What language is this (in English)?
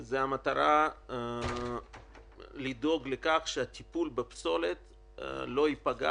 Hebrew